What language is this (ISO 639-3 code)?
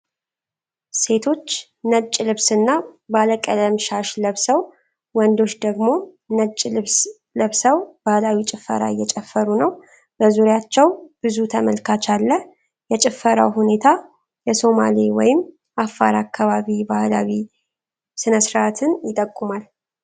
amh